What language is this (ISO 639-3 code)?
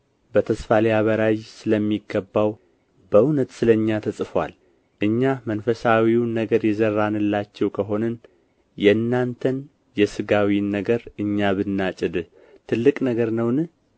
amh